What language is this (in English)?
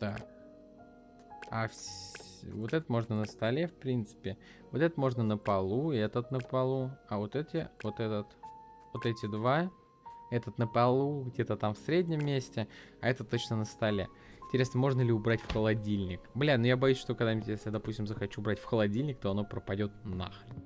Russian